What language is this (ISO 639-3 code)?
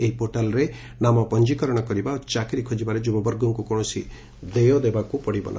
ori